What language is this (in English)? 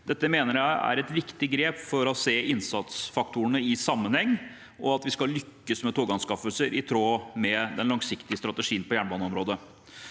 Norwegian